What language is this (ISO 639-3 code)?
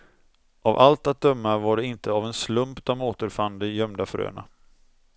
swe